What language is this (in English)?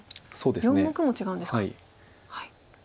Japanese